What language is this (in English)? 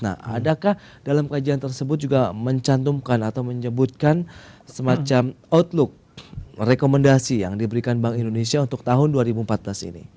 Indonesian